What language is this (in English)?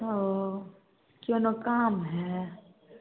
Maithili